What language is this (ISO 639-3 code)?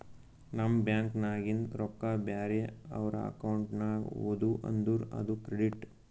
kan